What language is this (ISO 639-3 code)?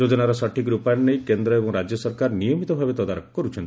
ori